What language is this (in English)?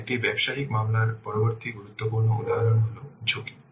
Bangla